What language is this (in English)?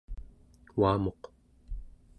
Central Yupik